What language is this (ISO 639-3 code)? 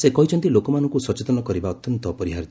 ori